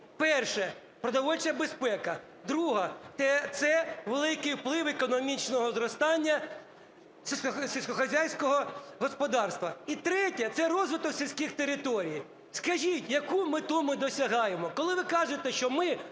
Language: Ukrainian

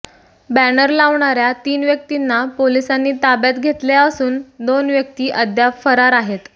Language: Marathi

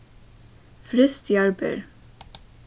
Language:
Faroese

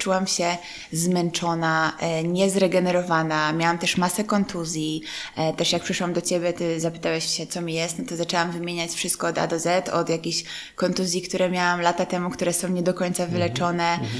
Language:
Polish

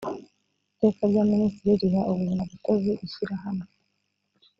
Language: Kinyarwanda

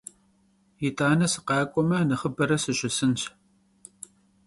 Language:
Kabardian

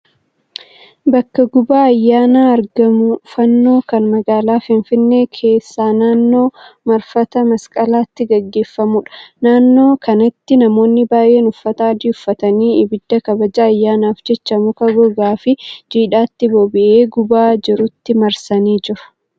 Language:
Oromo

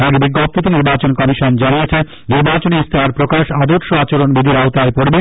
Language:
Bangla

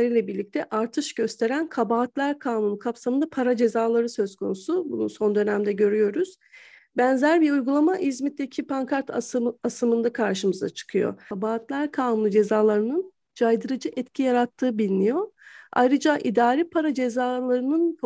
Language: Turkish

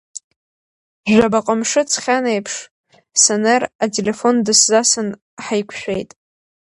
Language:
Abkhazian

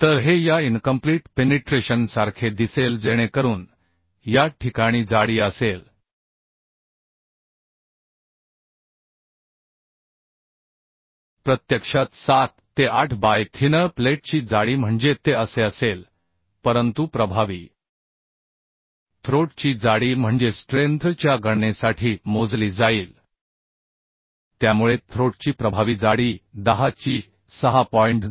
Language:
Marathi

